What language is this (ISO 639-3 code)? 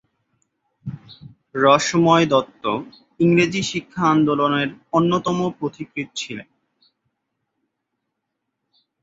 ben